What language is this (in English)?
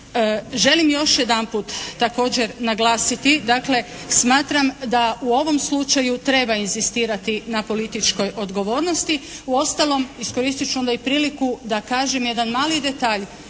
Croatian